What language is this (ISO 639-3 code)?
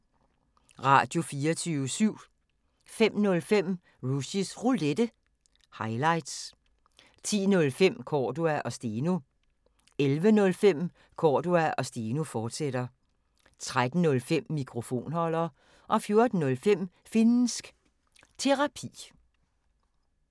dan